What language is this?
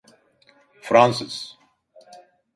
Turkish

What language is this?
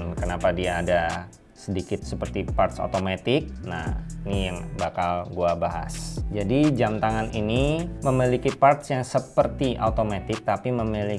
Indonesian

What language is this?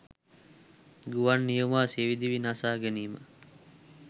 Sinhala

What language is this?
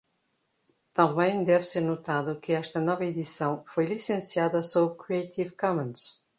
Portuguese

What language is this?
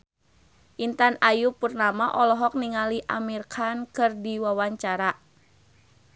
Sundanese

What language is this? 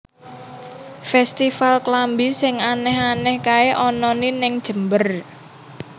Javanese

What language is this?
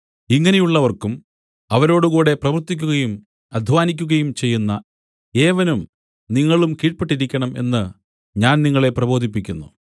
Malayalam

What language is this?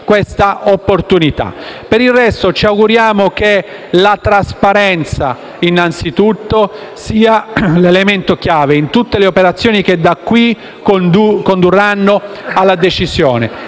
Italian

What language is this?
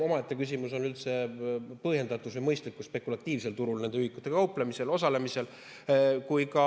Estonian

